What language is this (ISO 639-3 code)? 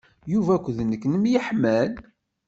kab